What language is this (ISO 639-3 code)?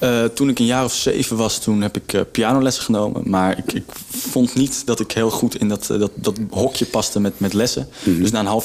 nld